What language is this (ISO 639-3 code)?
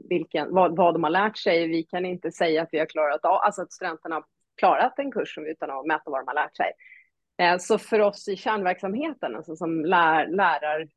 swe